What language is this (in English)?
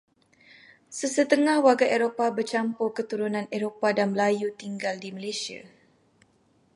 Malay